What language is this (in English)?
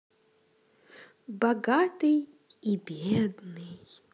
Russian